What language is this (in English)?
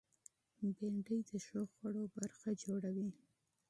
Pashto